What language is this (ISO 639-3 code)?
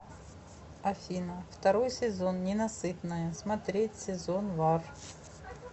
rus